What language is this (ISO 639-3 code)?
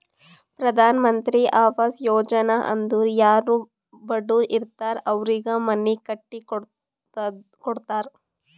kan